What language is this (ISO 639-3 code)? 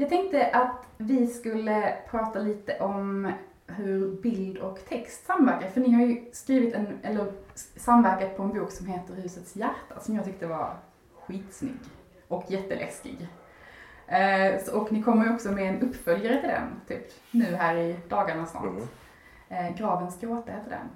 swe